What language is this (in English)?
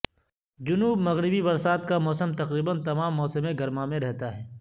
Urdu